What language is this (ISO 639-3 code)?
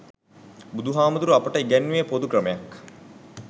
sin